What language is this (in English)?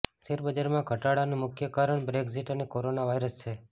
Gujarati